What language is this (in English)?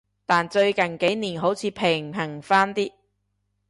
Cantonese